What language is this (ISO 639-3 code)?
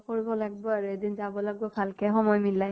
asm